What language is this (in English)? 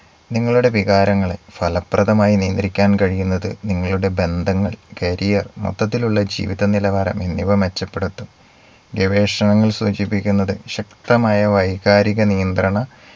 Malayalam